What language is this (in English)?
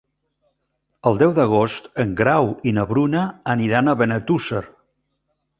Catalan